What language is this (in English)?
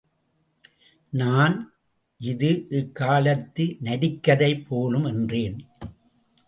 Tamil